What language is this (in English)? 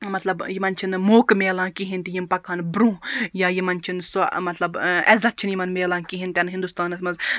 Kashmiri